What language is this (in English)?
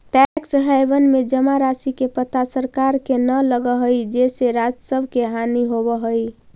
Magahi